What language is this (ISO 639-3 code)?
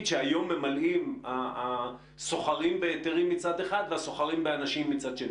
heb